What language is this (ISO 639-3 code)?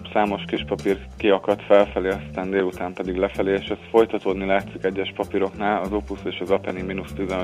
hun